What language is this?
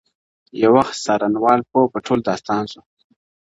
Pashto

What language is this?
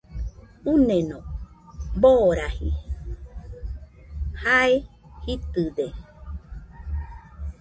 Nüpode Huitoto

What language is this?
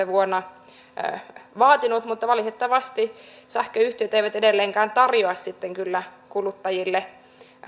Finnish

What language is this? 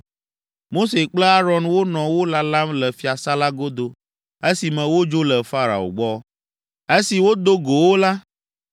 Ewe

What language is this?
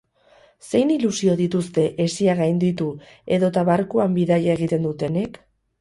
Basque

